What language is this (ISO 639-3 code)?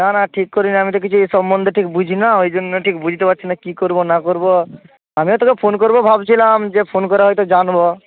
ben